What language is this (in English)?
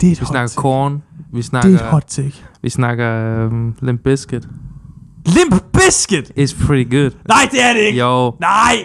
Danish